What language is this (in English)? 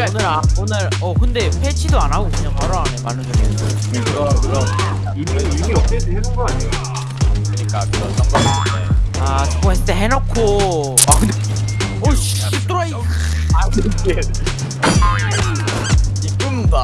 Korean